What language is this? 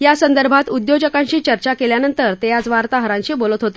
Marathi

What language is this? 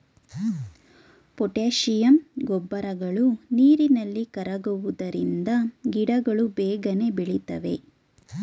Kannada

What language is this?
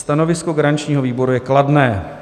Czech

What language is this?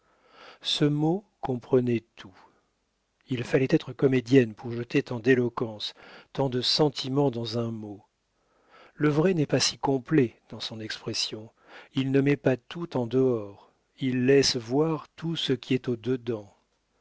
French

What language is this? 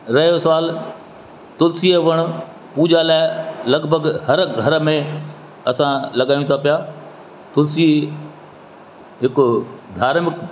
Sindhi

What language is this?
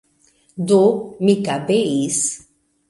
Esperanto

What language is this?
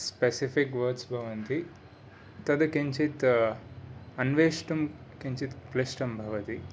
Sanskrit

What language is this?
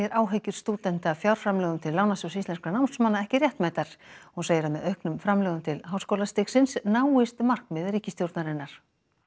Icelandic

